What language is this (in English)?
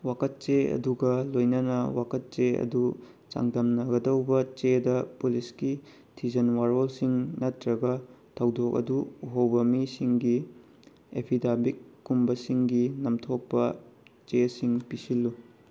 Manipuri